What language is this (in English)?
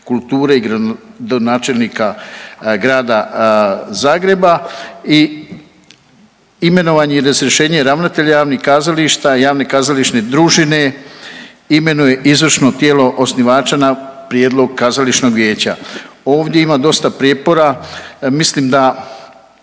Croatian